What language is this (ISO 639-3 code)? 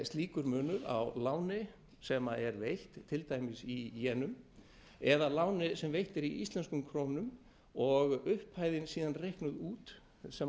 isl